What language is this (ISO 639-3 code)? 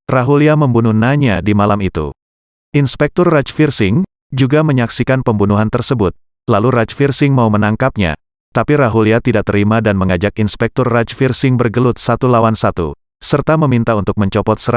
ind